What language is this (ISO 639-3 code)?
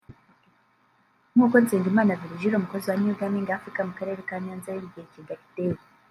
kin